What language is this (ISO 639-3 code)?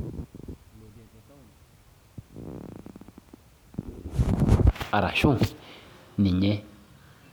mas